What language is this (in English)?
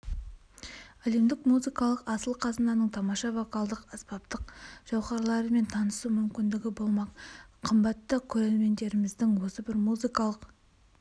Kazakh